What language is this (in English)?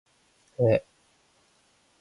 Korean